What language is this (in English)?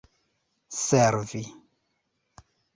Esperanto